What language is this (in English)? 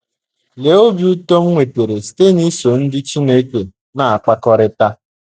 Igbo